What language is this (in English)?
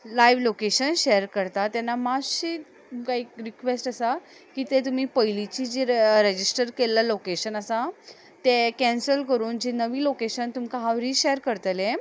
Konkani